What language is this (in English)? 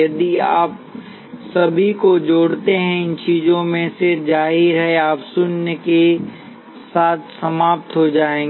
Hindi